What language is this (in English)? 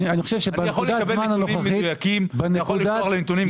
Hebrew